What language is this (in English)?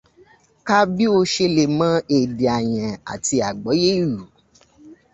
Yoruba